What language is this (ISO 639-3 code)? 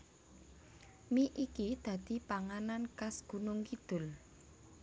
jav